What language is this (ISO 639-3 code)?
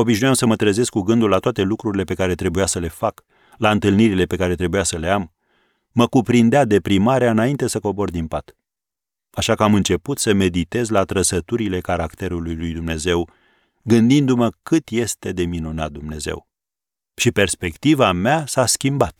ron